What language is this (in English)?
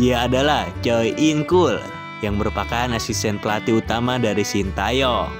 Indonesian